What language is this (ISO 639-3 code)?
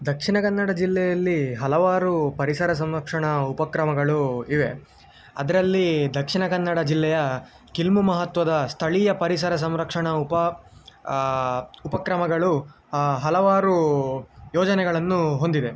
kan